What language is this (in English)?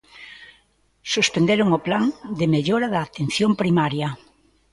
Galician